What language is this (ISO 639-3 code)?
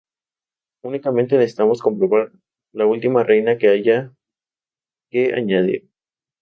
spa